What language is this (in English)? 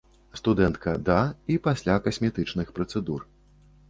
Belarusian